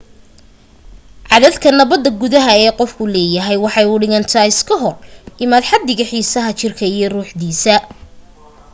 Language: Somali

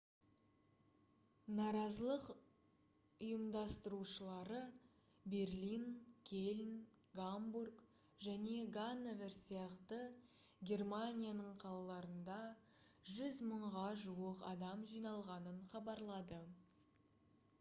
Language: Kazakh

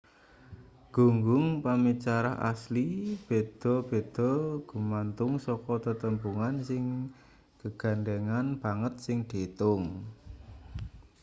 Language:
Javanese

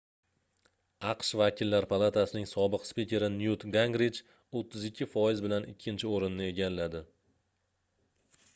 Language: Uzbek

